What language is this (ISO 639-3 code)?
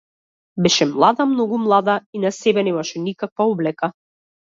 mkd